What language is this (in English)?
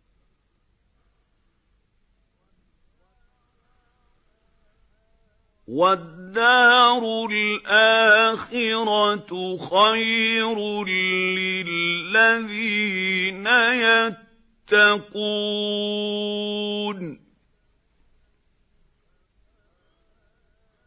Arabic